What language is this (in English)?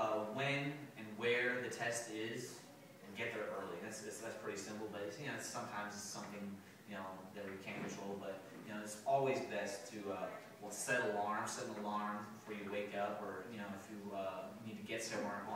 English